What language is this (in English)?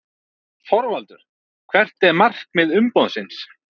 Icelandic